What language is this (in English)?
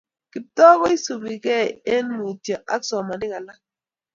Kalenjin